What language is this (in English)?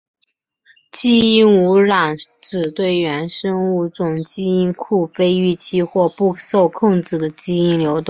Chinese